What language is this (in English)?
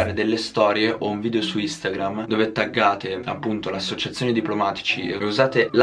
Italian